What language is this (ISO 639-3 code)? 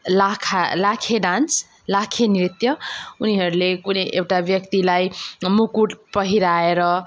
nep